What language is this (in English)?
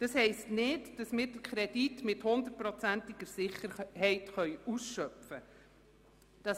Swiss German